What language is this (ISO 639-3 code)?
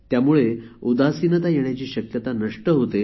mar